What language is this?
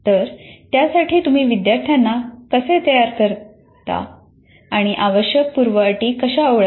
Marathi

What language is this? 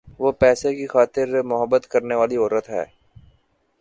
Urdu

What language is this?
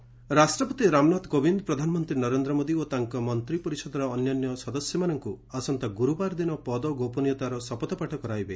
Odia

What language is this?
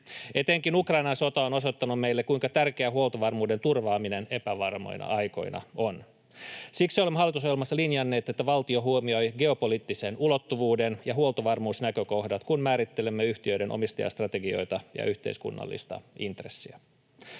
Finnish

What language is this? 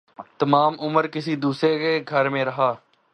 Urdu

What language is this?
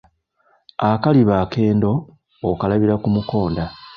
Ganda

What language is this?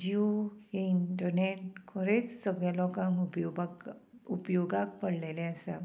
Konkani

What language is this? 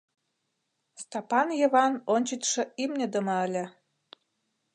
Mari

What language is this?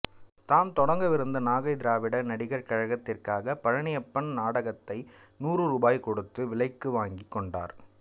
Tamil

